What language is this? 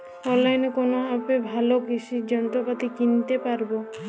Bangla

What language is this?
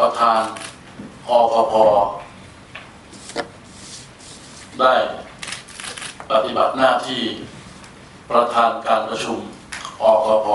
Thai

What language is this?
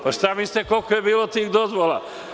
Serbian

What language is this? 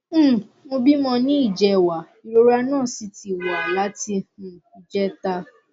Yoruba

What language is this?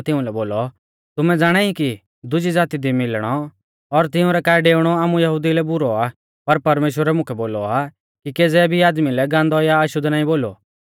Mahasu Pahari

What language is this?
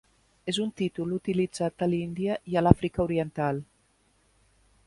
Catalan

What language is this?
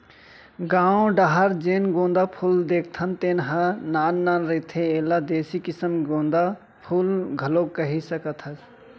Chhattisgarhi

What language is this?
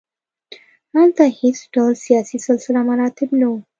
Pashto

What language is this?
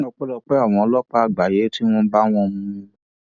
Yoruba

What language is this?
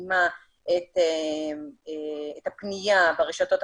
Hebrew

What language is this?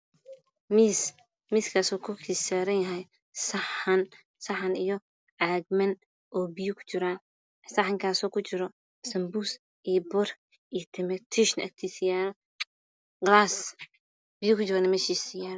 Somali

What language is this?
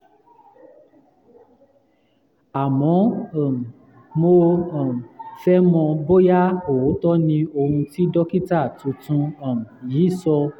Yoruba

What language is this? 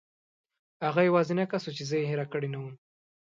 Pashto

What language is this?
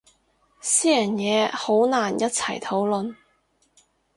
Cantonese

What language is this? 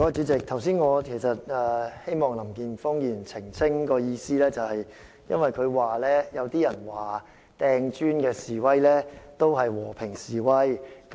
Cantonese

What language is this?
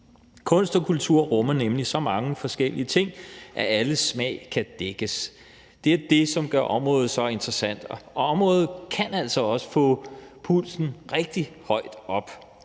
Danish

